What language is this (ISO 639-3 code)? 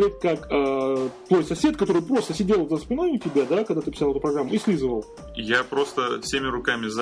rus